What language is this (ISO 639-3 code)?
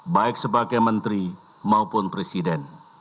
ind